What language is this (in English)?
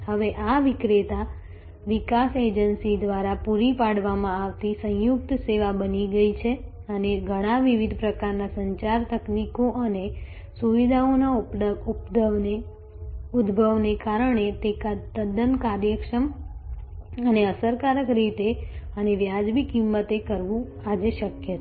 Gujarati